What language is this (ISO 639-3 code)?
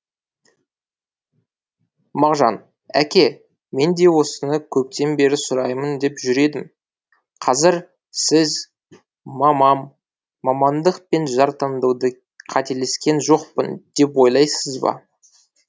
kaz